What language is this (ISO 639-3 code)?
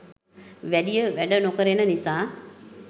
sin